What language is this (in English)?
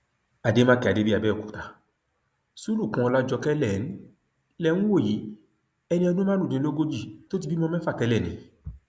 Yoruba